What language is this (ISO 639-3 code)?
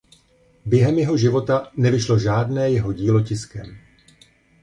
ces